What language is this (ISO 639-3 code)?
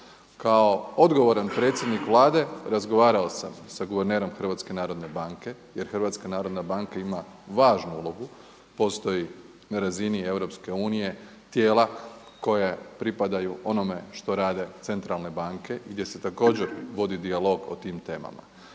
hrv